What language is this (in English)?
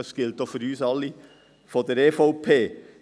Swiss German